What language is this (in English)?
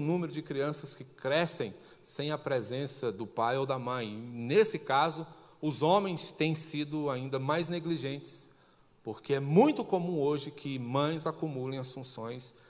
Portuguese